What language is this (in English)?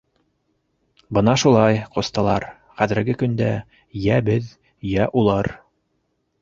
Bashkir